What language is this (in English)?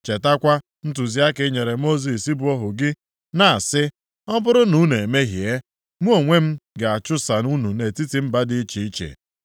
Igbo